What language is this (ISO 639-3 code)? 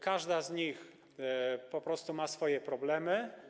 pol